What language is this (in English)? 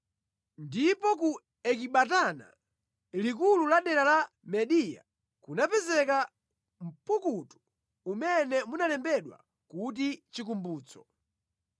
Nyanja